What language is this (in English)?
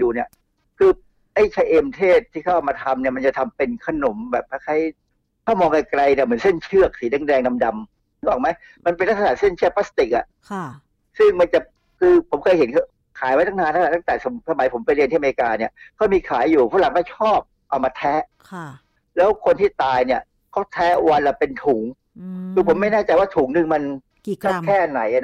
Thai